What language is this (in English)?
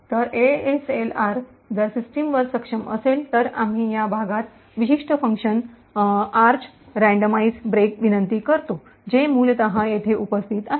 Marathi